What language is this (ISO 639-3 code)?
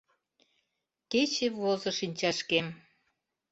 chm